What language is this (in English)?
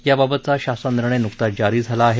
Marathi